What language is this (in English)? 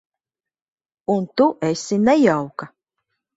Latvian